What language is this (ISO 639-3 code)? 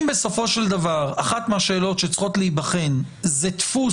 heb